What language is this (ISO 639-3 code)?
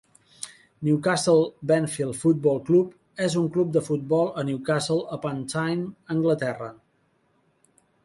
cat